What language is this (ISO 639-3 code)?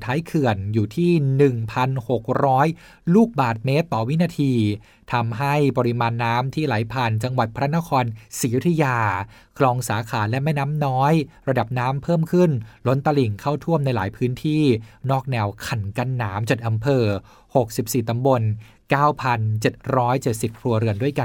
tha